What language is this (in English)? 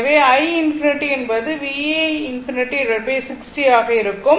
Tamil